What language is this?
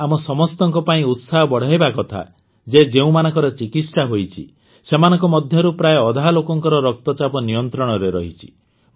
Odia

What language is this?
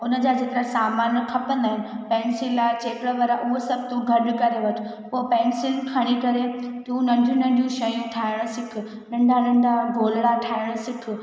Sindhi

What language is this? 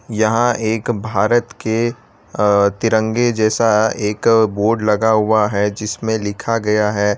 Hindi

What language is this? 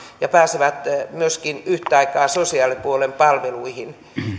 Finnish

